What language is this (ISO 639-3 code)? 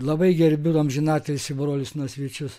lit